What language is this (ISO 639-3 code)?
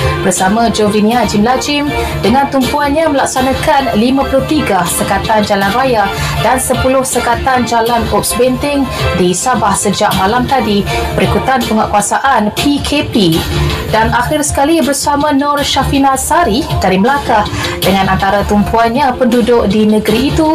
msa